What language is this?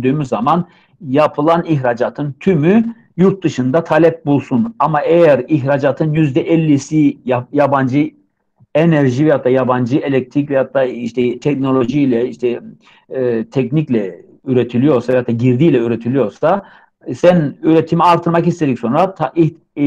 Turkish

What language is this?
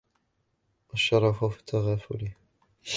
Arabic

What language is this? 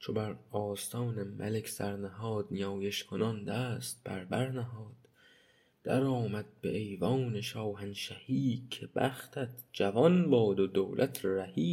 Persian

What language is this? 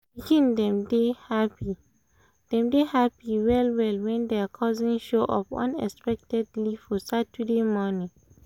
Nigerian Pidgin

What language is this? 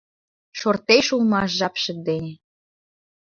Mari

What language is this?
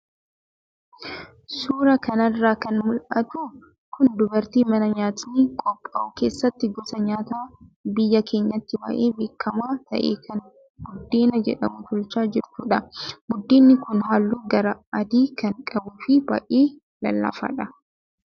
Oromo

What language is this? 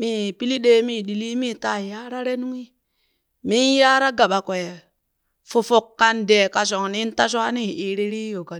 Burak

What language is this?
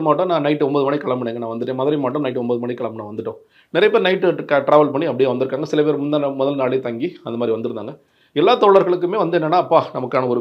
Tamil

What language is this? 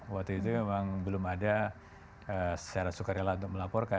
Indonesian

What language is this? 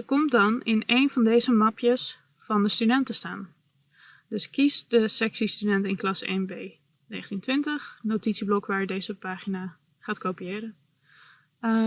Dutch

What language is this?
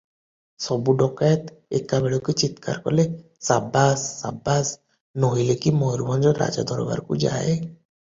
Odia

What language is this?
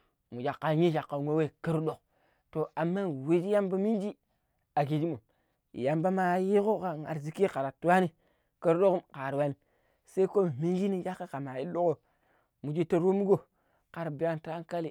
Pero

